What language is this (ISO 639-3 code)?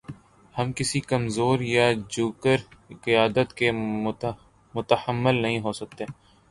urd